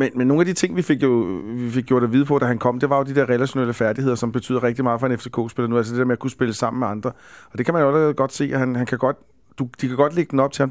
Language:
Danish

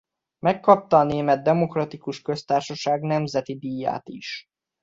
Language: Hungarian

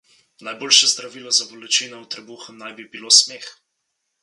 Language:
Slovenian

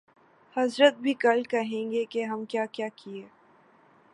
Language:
Urdu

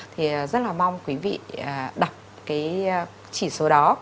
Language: Vietnamese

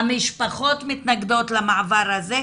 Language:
Hebrew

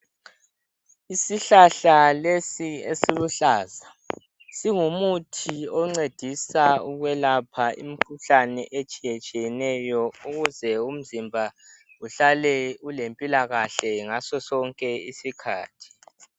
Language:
North Ndebele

